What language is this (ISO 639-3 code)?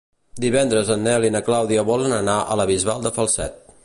cat